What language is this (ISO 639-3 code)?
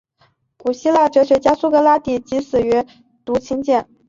zho